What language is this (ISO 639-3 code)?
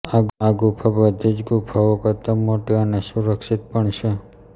guj